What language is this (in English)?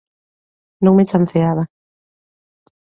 Galician